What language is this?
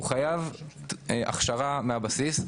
Hebrew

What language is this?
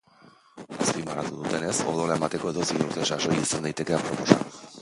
Basque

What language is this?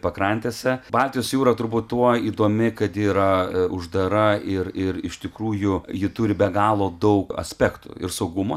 Lithuanian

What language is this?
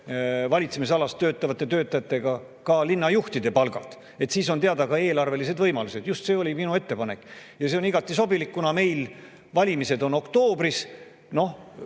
Estonian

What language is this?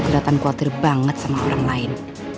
Indonesian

